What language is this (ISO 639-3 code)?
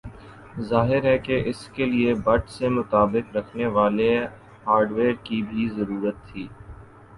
urd